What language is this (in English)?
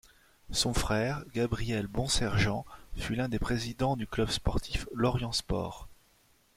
French